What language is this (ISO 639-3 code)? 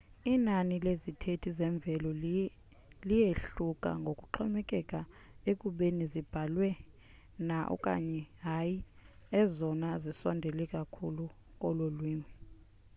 xho